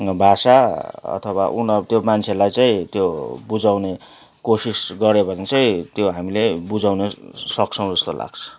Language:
Nepali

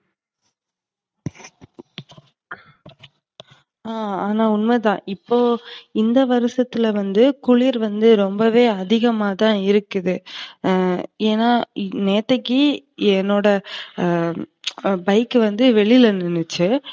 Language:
Tamil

